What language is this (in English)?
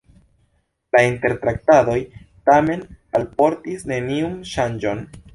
Esperanto